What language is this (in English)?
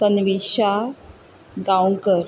Konkani